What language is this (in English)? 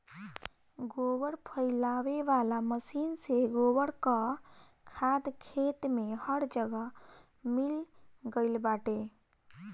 Bhojpuri